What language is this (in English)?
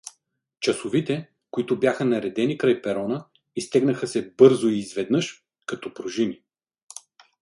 Bulgarian